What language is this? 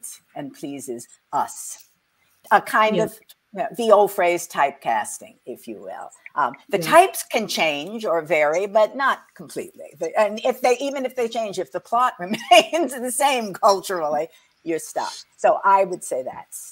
English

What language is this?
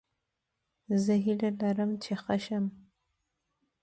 Pashto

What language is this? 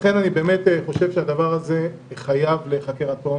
Hebrew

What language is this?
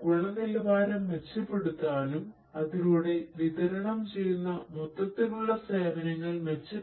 Malayalam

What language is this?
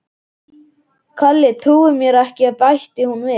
Icelandic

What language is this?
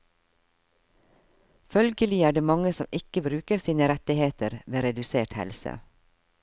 Norwegian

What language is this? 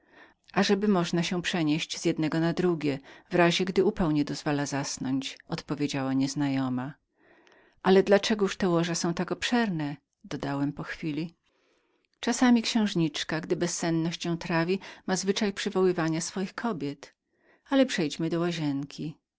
Polish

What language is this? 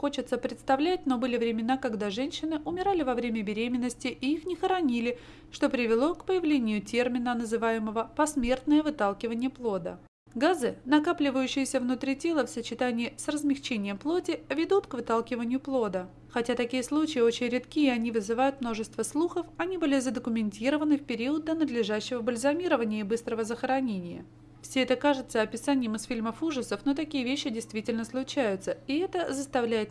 Russian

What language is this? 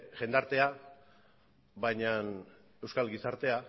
Basque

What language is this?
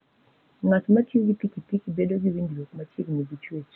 Luo (Kenya and Tanzania)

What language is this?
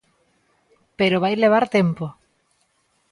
Galician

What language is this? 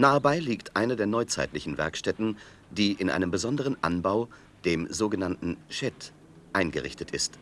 German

